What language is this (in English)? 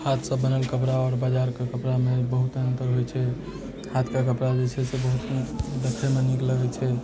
Maithili